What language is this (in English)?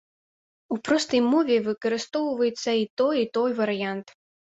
Belarusian